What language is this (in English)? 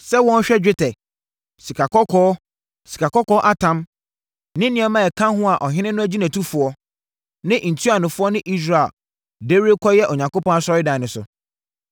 Akan